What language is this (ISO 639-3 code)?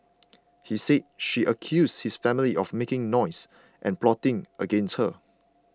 eng